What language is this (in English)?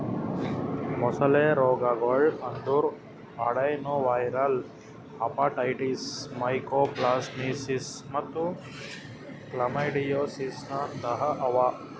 Kannada